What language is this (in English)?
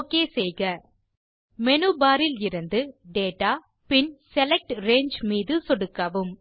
Tamil